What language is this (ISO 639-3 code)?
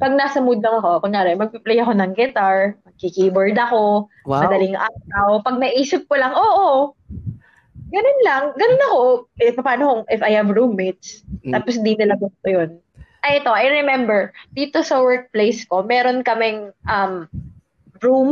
fil